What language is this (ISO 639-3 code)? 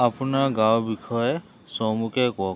asm